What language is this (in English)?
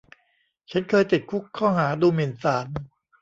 Thai